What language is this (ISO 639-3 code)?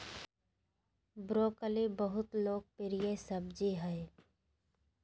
mag